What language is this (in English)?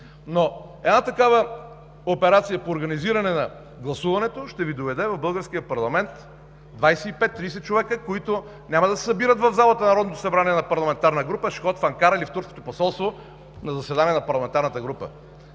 Bulgarian